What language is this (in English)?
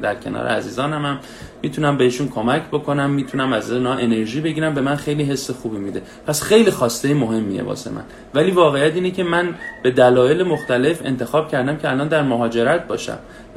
Persian